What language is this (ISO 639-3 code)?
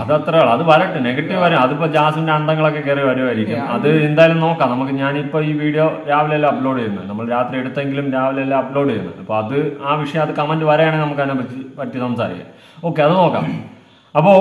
mal